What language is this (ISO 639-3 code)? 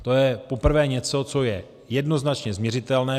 ces